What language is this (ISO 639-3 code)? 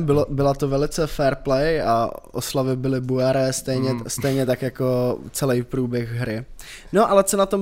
ces